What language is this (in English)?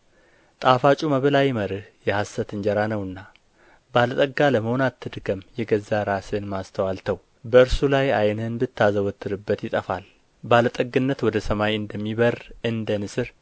Amharic